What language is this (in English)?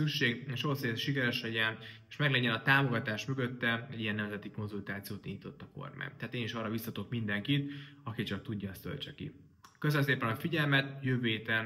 Hungarian